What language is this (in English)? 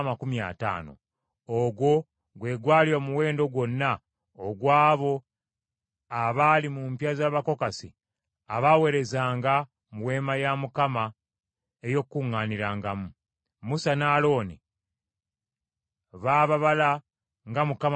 Ganda